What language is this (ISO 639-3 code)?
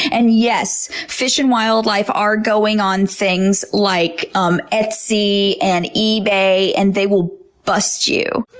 eng